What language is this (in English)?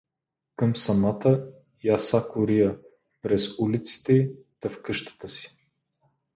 Bulgarian